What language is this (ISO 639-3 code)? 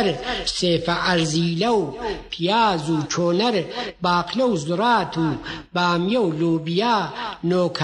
fas